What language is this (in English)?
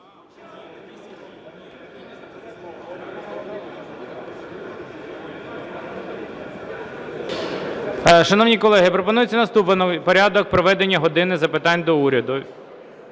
Ukrainian